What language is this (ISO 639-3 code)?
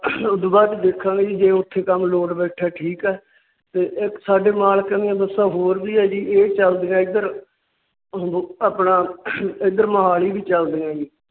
pan